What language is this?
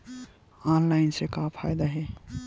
Chhattisgarhi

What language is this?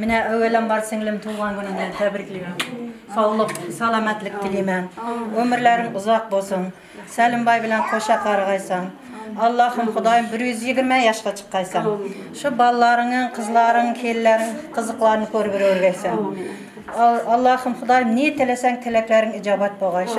Arabic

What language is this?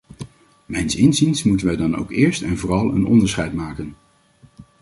Dutch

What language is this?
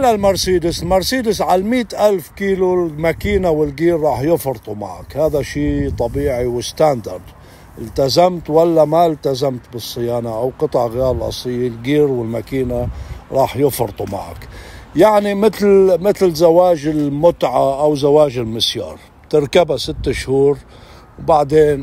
Arabic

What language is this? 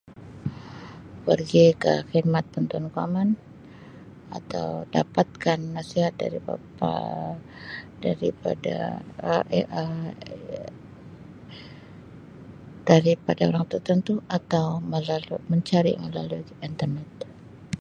Sabah Malay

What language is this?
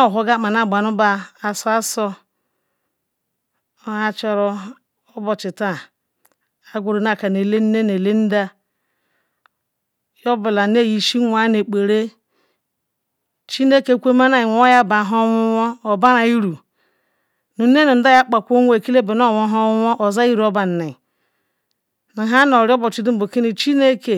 Ikwere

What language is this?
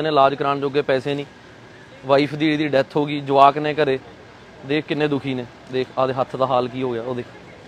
Hindi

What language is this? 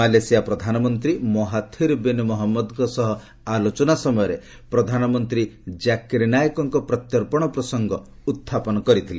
Odia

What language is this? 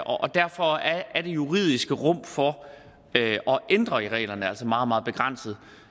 Danish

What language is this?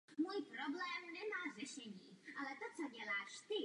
Czech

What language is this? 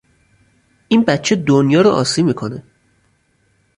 Persian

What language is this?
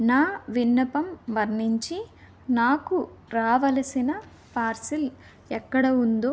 Telugu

